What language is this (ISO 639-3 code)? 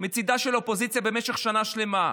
heb